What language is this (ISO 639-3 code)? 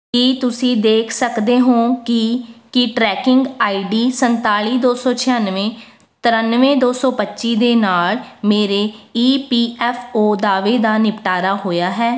pan